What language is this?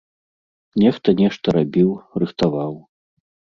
Belarusian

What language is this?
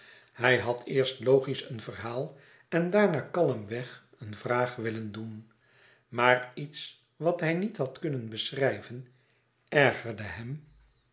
Dutch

